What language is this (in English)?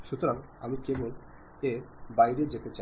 Bangla